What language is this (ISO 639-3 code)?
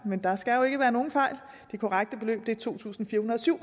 dan